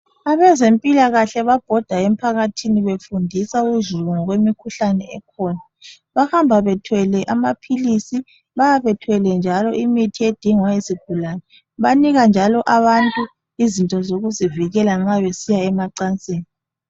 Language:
North Ndebele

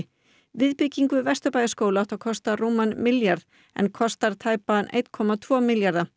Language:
Icelandic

